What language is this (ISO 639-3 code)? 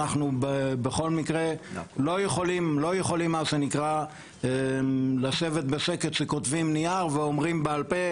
heb